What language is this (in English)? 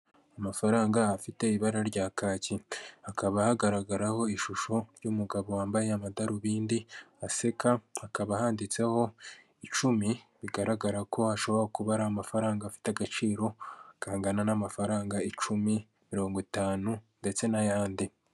Kinyarwanda